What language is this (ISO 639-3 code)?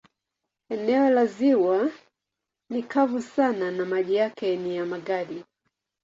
swa